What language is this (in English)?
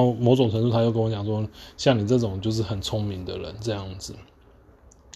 Chinese